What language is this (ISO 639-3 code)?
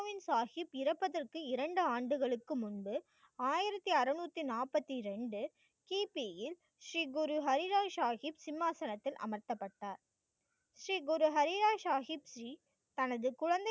tam